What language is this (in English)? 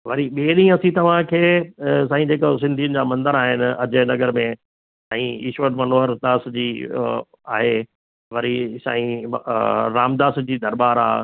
Sindhi